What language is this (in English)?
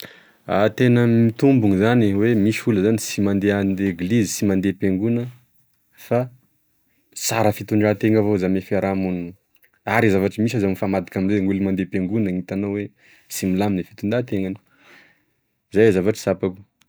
Tesaka Malagasy